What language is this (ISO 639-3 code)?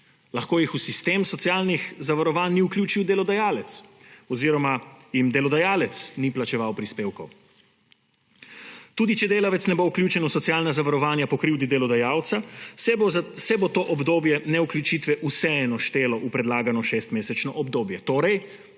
slv